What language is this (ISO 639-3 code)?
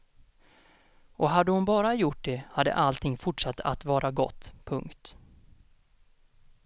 swe